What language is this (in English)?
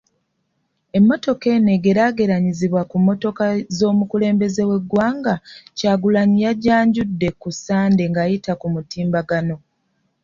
Ganda